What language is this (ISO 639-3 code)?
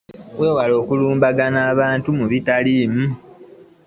lug